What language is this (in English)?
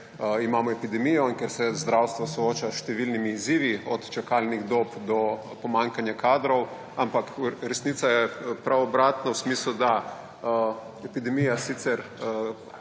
Slovenian